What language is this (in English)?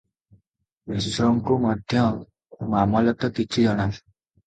Odia